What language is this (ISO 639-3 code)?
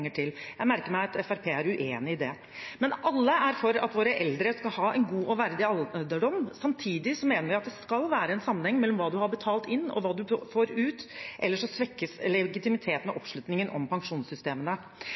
nob